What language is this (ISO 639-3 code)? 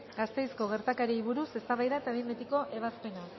eus